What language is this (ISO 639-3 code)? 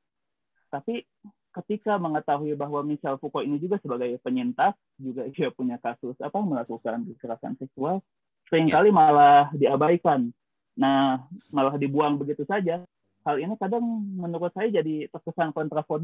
ind